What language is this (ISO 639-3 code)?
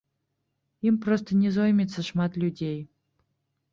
bel